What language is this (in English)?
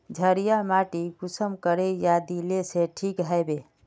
Magahi